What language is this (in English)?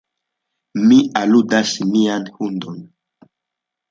Esperanto